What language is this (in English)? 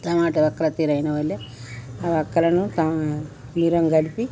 Telugu